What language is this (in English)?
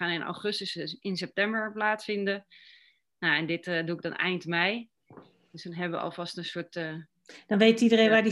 Dutch